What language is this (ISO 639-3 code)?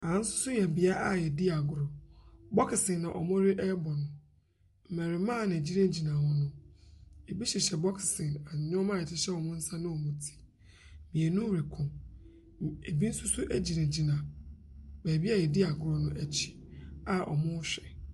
aka